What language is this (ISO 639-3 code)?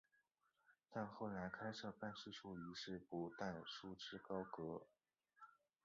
zho